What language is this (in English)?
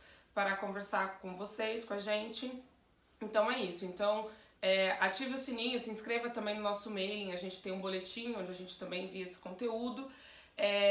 Portuguese